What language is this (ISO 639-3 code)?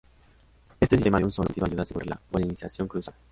spa